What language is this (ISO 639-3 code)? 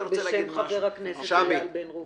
heb